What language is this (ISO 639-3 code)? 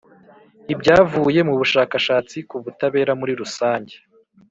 kin